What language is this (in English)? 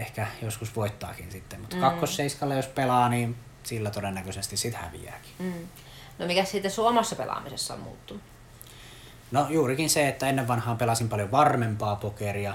Finnish